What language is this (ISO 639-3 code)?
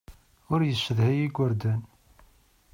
kab